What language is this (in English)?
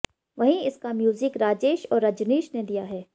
Hindi